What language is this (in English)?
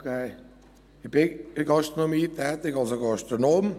Swiss German